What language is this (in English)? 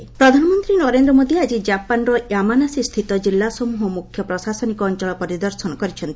Odia